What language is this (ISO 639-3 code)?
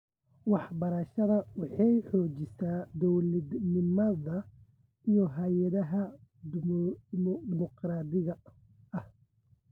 som